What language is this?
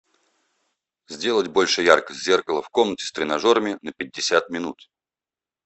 Russian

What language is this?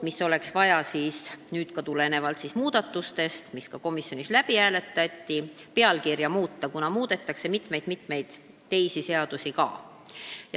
Estonian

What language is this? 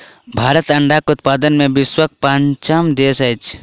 Maithili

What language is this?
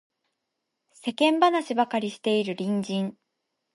Japanese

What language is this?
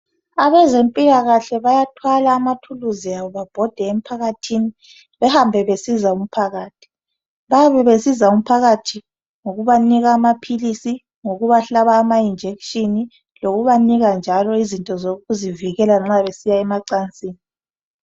North Ndebele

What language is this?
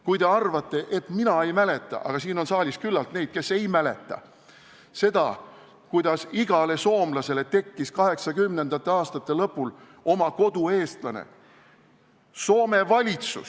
Estonian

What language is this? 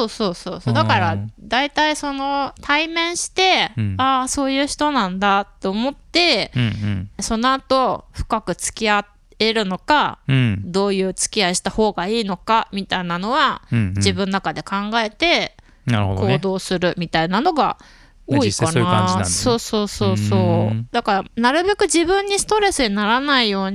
Japanese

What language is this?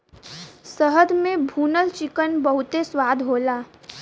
Bhojpuri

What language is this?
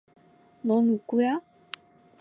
Korean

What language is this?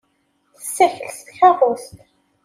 Kabyle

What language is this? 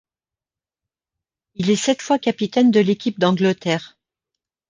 French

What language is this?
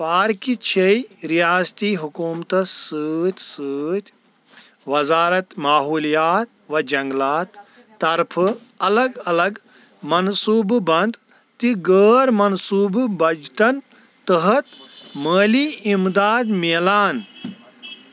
Kashmiri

